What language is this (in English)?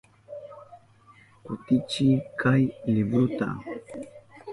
Southern Pastaza Quechua